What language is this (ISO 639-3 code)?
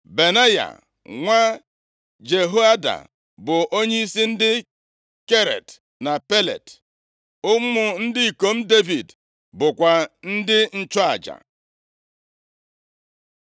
ibo